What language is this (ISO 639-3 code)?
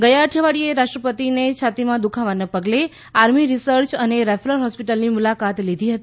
guj